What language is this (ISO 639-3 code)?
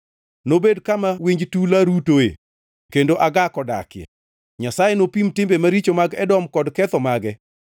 luo